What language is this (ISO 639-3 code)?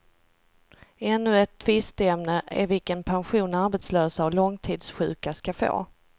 swe